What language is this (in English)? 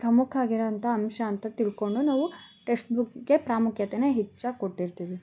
Kannada